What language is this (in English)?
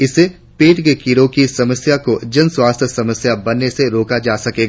Hindi